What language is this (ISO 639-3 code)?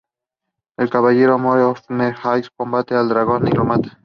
spa